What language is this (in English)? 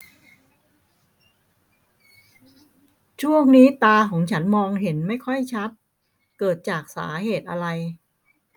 Thai